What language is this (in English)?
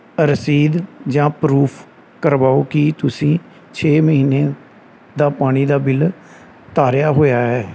Punjabi